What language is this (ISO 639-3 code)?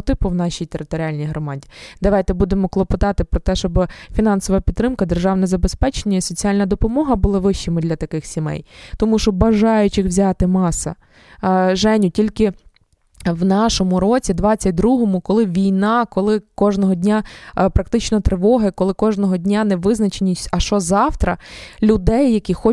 ukr